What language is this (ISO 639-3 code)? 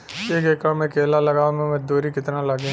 bho